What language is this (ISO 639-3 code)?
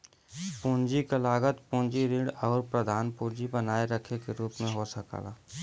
bho